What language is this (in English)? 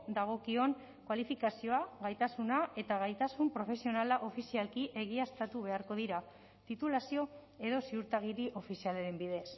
Basque